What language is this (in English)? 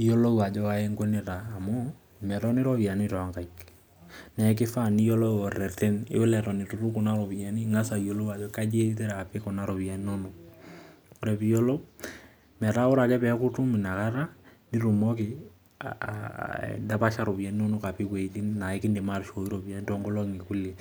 Masai